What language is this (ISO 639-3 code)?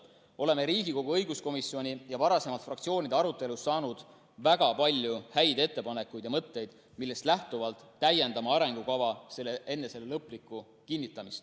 est